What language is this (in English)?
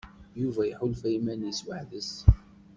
Kabyle